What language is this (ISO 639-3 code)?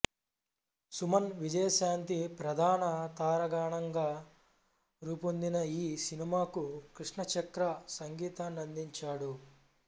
tel